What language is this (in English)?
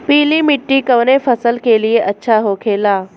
Bhojpuri